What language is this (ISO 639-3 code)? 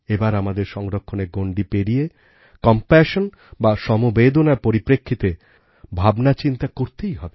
ben